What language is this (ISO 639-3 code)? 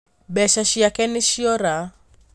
kik